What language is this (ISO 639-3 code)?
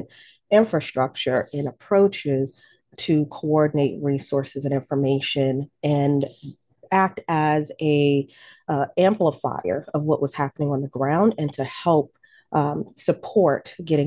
eng